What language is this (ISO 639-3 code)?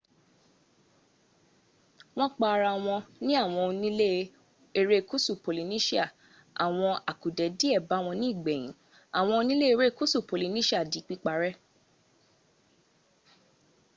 yor